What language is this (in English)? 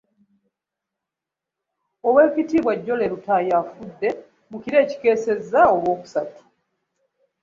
Ganda